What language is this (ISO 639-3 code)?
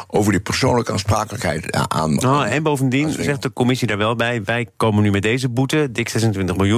nld